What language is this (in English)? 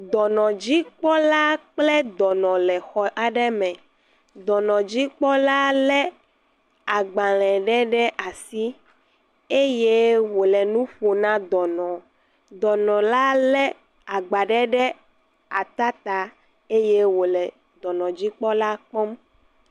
Ewe